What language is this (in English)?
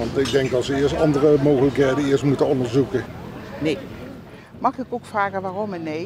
Dutch